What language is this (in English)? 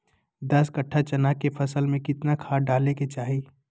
Magahi